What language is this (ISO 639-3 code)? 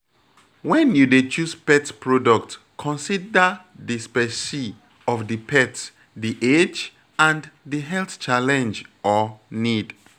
pcm